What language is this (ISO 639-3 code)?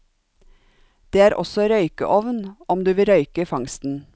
nor